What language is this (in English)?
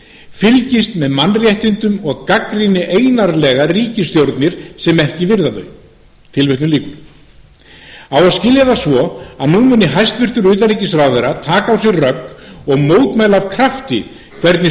Icelandic